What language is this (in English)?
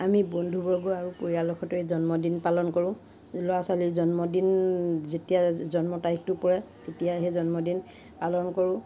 Assamese